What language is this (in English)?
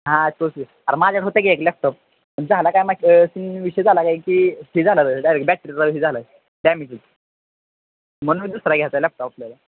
Marathi